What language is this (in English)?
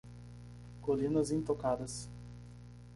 Portuguese